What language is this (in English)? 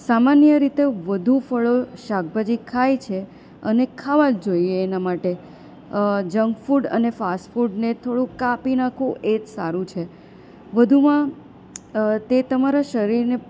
Gujarati